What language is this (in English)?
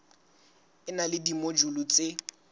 Southern Sotho